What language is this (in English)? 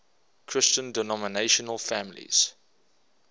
English